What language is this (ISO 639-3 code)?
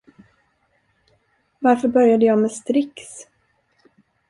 swe